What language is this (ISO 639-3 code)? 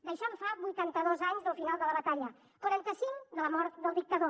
cat